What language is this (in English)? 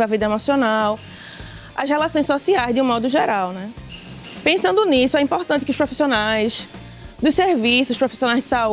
Portuguese